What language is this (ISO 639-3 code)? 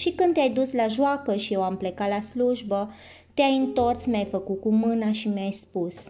ron